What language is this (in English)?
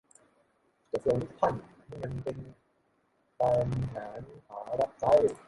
Thai